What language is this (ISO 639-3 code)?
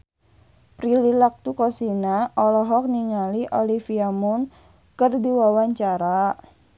sun